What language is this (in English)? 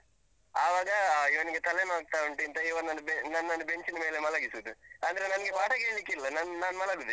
Kannada